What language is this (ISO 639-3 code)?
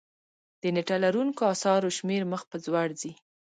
pus